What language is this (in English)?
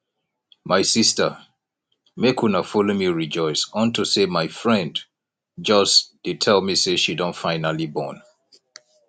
Nigerian Pidgin